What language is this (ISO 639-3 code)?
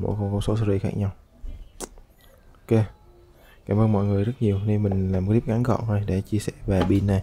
vie